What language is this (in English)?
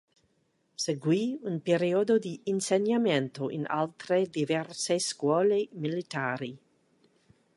Italian